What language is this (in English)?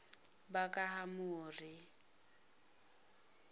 Zulu